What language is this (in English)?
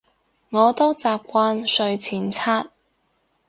Cantonese